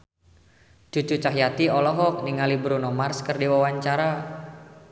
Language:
Sundanese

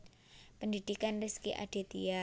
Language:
Javanese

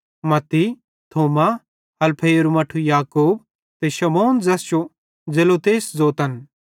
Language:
Bhadrawahi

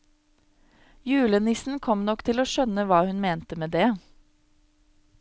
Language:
Norwegian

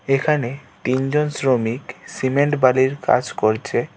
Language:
Bangla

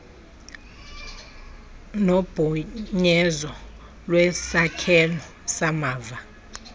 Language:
Xhosa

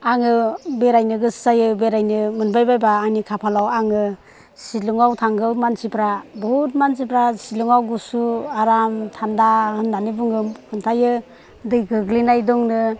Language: Bodo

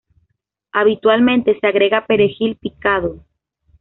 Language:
Spanish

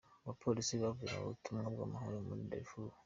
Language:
Kinyarwanda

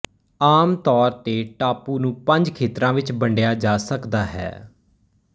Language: Punjabi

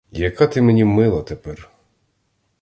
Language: Ukrainian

